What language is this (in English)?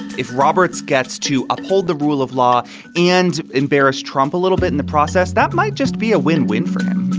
English